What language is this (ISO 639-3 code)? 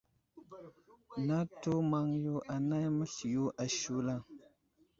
udl